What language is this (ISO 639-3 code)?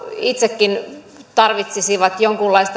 fin